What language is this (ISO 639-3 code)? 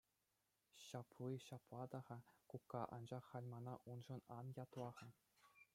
chv